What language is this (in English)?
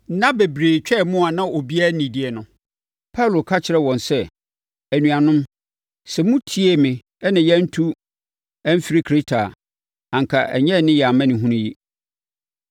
Akan